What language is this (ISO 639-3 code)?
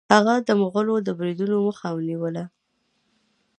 pus